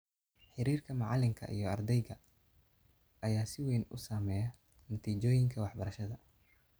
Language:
Somali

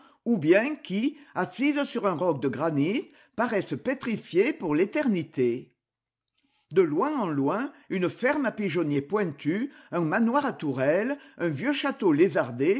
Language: French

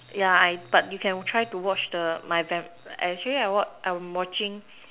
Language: English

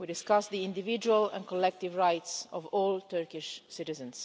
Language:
English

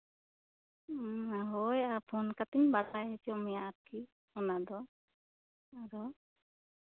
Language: Santali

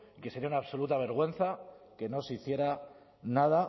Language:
Spanish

